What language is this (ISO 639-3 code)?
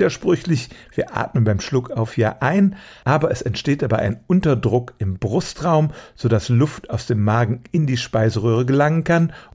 deu